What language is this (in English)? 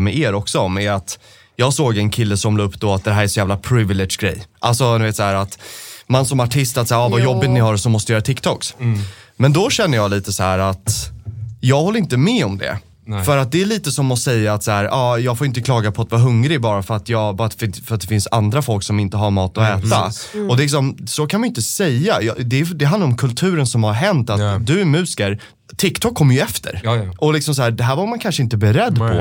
Swedish